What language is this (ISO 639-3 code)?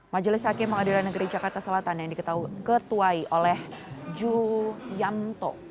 ind